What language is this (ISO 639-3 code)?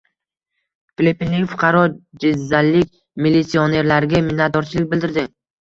uzb